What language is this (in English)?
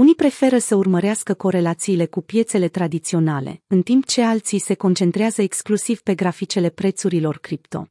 Romanian